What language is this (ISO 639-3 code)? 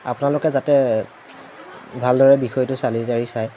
asm